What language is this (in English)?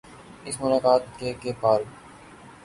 Urdu